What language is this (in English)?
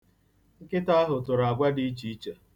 Igbo